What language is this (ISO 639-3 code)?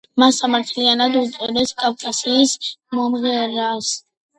kat